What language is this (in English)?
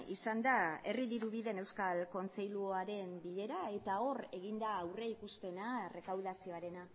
Basque